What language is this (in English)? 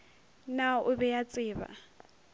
Northern Sotho